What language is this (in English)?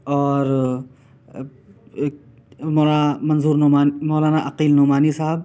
Urdu